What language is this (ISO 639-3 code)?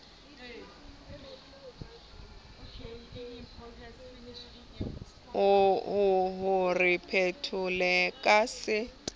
sot